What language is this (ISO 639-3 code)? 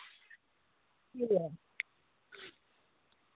doi